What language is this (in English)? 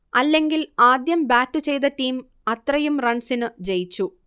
Malayalam